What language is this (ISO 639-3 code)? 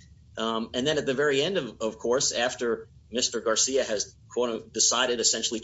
eng